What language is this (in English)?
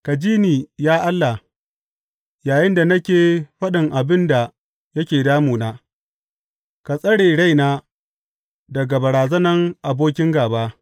Hausa